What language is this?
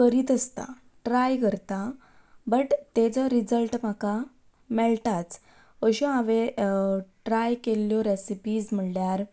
Konkani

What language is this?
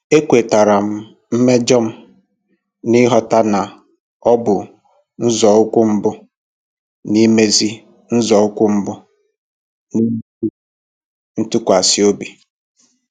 Igbo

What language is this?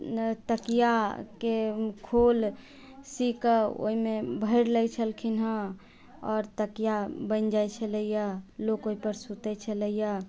Maithili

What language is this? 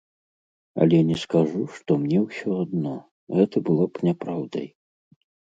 Belarusian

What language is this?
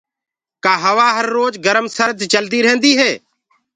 Gurgula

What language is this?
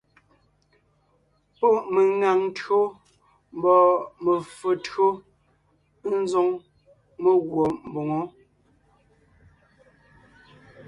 Ngiemboon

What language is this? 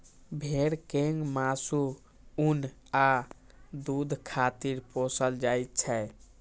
Maithili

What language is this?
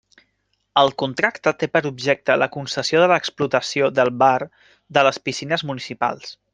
Catalan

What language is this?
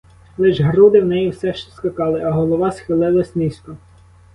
Ukrainian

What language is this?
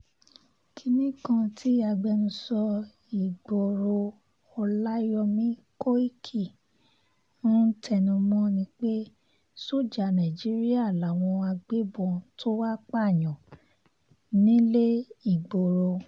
Yoruba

